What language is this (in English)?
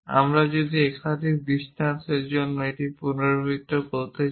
Bangla